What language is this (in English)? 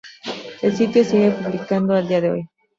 Spanish